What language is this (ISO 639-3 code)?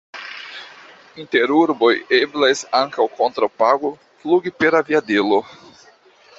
epo